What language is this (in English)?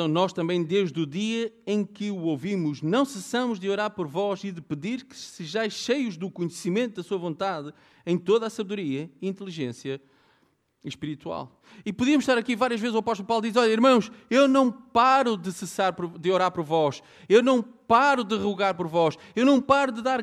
Portuguese